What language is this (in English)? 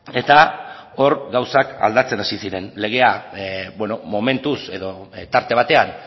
Basque